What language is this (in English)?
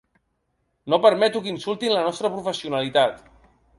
Catalan